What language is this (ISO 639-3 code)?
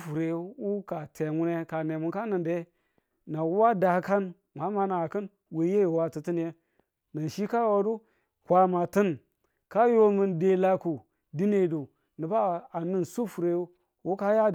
tul